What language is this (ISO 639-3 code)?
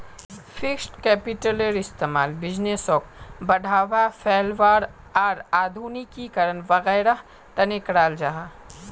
mag